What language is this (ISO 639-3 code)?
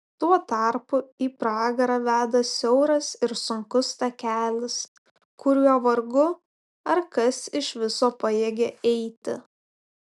lit